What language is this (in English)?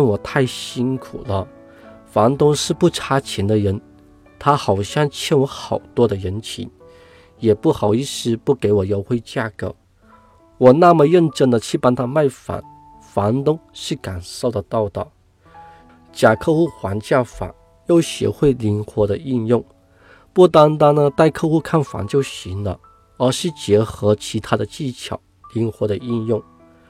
Chinese